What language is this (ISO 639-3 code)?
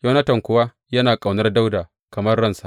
hau